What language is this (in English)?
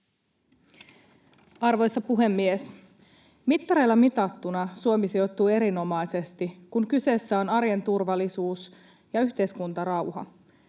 Finnish